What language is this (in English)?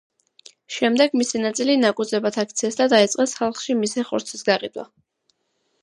Georgian